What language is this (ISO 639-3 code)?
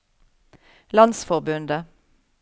nor